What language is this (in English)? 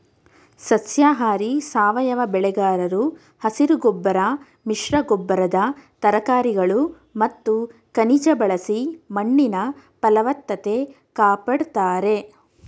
Kannada